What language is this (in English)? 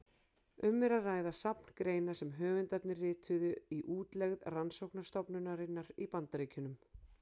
Icelandic